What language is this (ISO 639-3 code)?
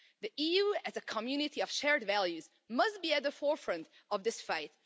eng